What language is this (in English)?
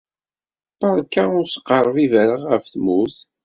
Kabyle